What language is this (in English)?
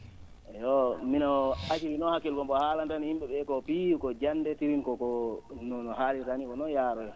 Fula